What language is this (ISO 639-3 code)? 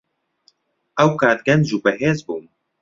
ckb